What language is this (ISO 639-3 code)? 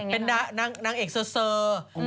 tha